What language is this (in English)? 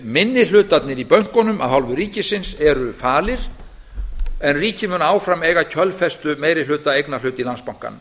Icelandic